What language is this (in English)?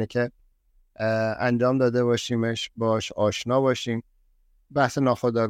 Persian